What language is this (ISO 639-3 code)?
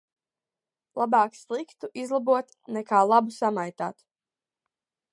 lav